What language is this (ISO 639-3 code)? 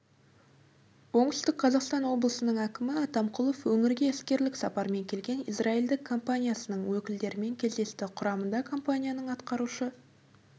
kaz